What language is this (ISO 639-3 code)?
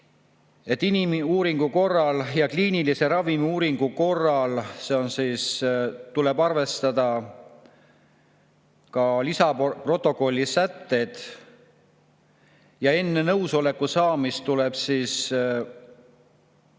est